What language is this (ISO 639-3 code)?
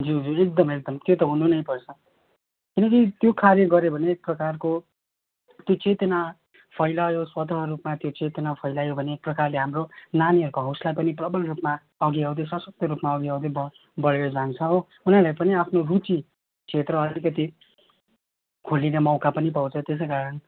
nep